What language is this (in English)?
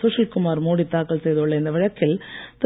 Tamil